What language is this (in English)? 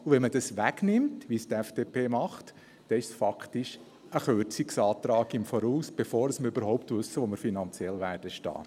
Swiss German